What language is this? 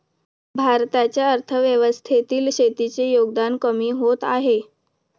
Marathi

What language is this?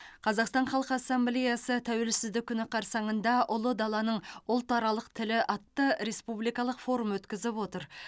Kazakh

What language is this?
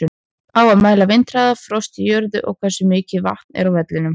Icelandic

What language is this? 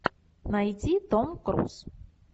Russian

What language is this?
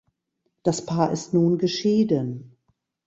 German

